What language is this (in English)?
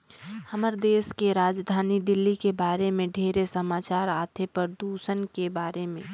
Chhattisgarhi